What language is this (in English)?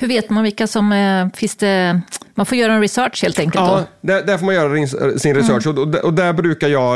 Swedish